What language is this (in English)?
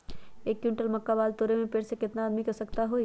Magahi